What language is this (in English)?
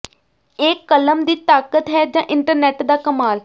Punjabi